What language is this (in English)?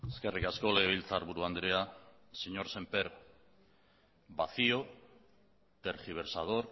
Basque